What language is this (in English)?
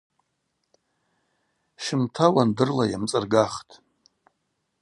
Abaza